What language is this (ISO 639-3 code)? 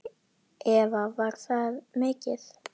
isl